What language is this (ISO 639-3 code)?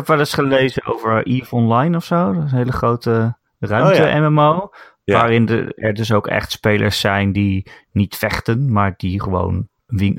nld